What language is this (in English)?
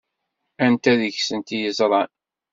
Kabyle